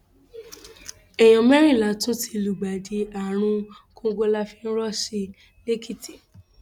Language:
Yoruba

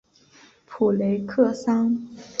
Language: Chinese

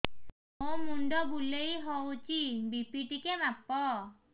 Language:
Odia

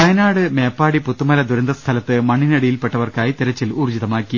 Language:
Malayalam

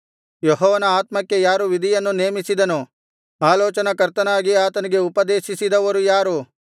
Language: Kannada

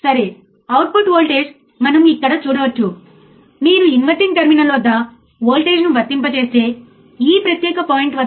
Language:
Telugu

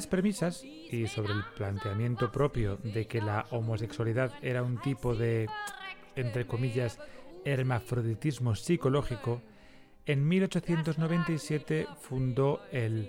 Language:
Spanish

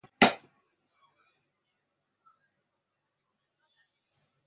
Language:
Chinese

